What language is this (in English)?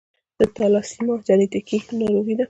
Pashto